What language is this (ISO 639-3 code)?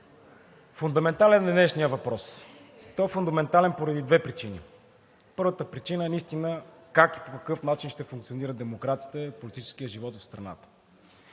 bul